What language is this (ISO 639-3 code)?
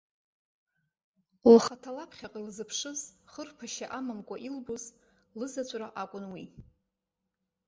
abk